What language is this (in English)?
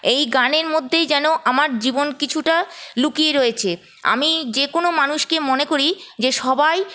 Bangla